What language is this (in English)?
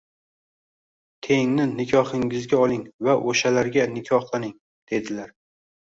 Uzbek